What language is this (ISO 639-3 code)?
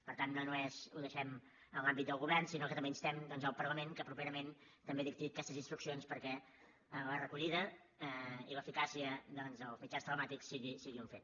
cat